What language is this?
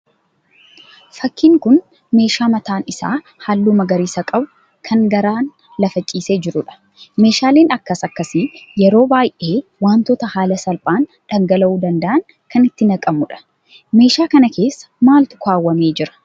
Oromo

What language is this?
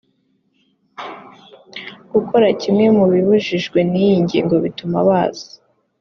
Kinyarwanda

